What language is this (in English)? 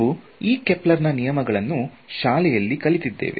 Kannada